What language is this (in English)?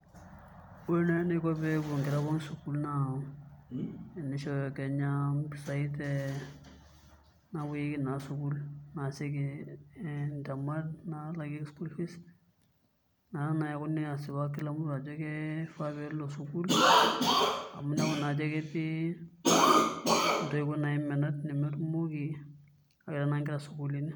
Masai